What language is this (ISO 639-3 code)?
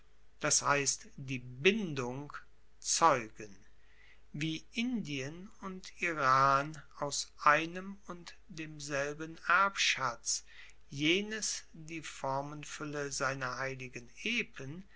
deu